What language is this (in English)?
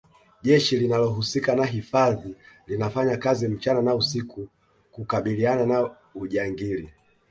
Swahili